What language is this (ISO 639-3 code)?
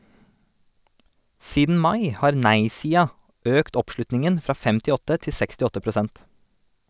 nor